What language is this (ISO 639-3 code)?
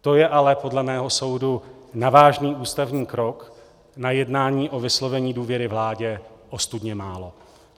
ces